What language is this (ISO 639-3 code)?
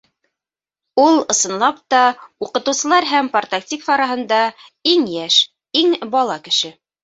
bak